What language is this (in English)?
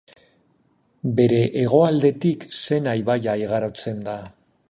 Basque